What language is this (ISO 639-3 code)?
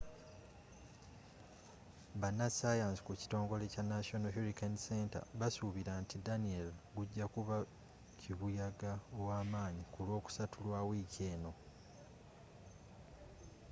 lug